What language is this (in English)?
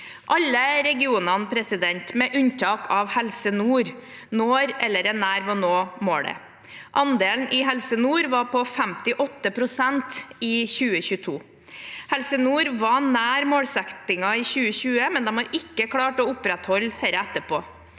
Norwegian